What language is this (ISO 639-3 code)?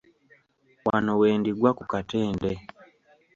lug